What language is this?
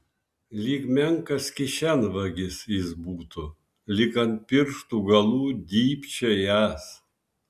Lithuanian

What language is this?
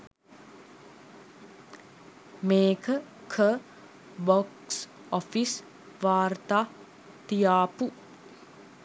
Sinhala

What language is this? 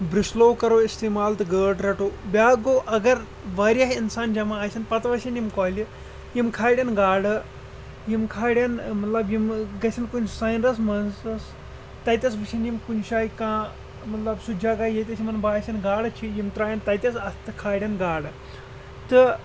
Kashmiri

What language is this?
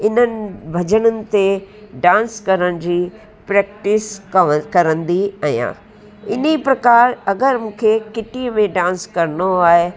Sindhi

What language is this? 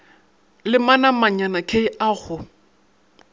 Northern Sotho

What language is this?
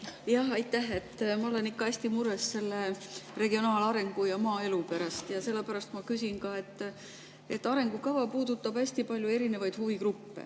Estonian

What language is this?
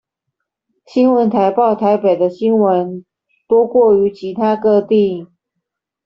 Chinese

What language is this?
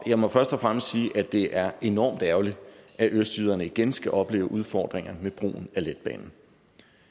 Danish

